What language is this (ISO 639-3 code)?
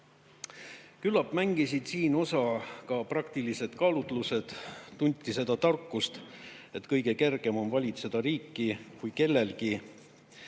est